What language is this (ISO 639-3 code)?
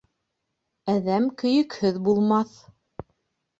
bak